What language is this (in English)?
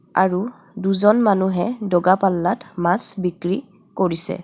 Assamese